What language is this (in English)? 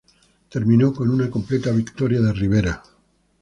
Spanish